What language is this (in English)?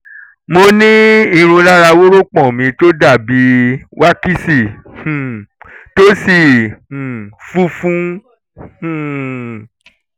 Yoruba